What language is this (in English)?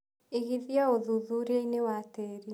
Kikuyu